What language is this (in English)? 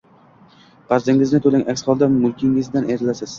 Uzbek